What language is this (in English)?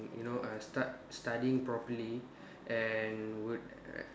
English